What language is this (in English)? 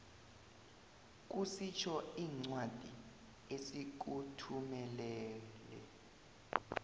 South Ndebele